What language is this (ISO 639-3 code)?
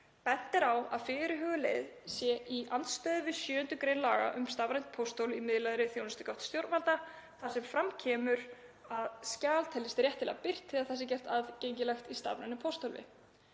isl